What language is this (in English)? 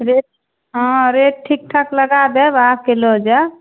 Maithili